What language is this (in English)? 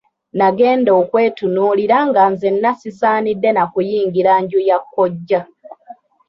Ganda